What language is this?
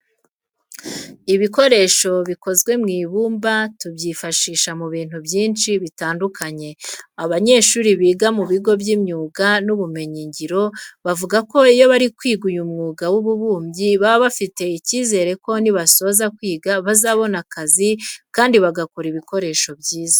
Kinyarwanda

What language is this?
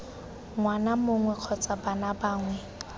Tswana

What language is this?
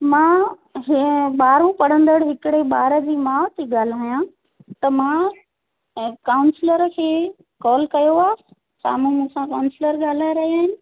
Sindhi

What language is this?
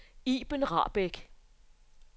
Danish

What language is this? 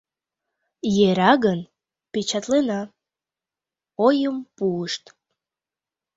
Mari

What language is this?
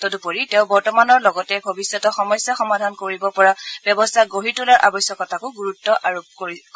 Assamese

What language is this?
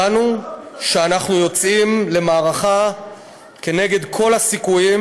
Hebrew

